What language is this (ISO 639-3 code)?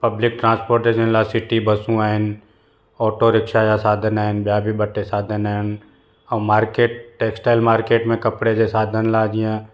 snd